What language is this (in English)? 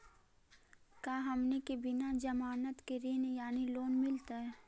Magahi